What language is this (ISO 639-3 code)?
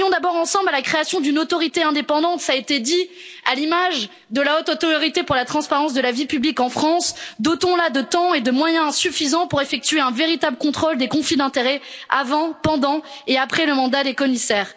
fra